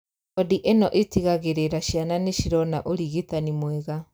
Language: Kikuyu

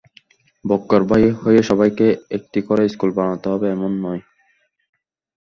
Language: Bangla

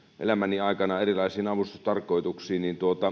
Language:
Finnish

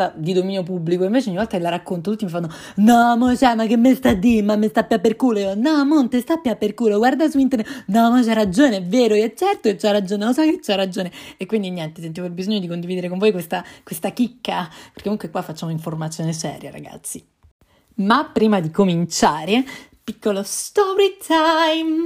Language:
Italian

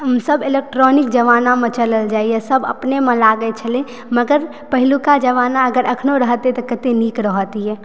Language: Maithili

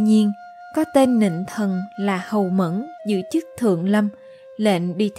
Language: Vietnamese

